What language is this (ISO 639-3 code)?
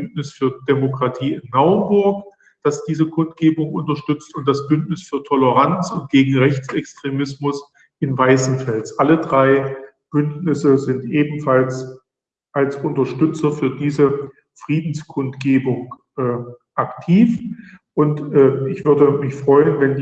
deu